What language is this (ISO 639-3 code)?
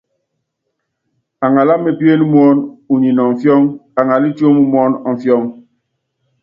yav